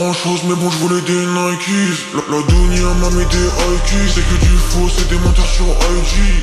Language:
Romanian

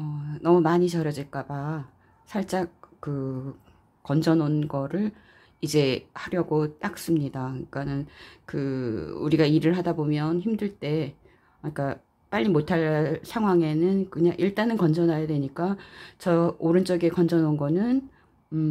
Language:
Korean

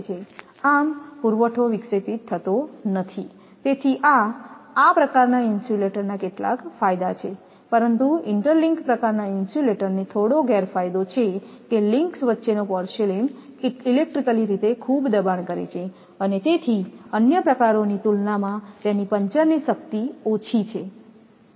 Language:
Gujarati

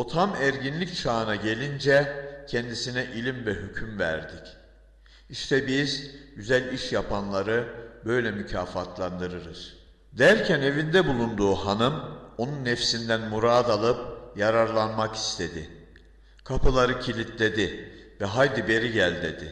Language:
Turkish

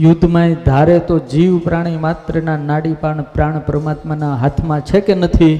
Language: Gujarati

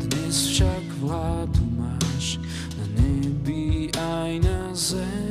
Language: Slovak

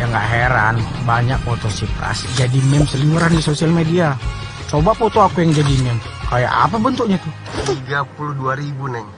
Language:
Indonesian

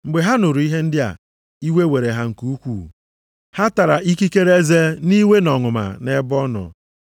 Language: Igbo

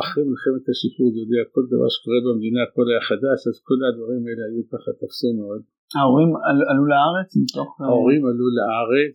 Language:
Hebrew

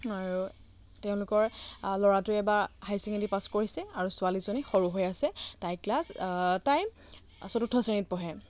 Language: Assamese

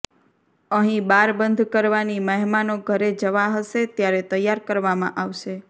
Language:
Gujarati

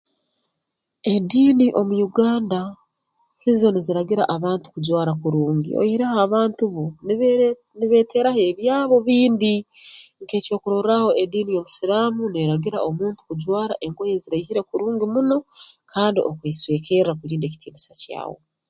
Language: Tooro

